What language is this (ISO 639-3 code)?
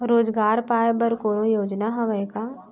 hne